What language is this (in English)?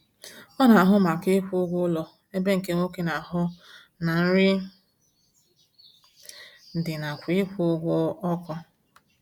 Igbo